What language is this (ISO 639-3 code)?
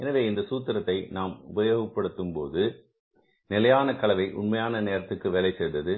tam